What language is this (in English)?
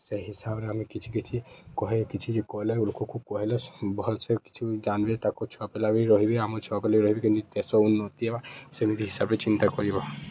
Odia